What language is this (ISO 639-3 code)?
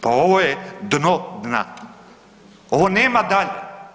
hrv